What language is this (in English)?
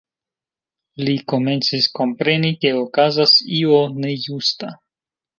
Esperanto